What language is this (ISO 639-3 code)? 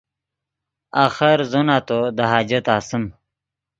ydg